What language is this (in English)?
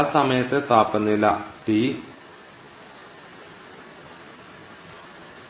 Malayalam